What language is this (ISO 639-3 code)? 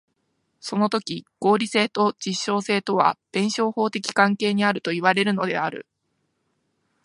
jpn